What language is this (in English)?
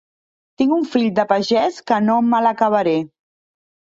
Catalan